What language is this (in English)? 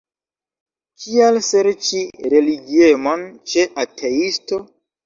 Esperanto